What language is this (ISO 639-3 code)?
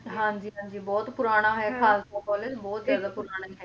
pan